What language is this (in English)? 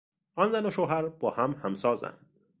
Persian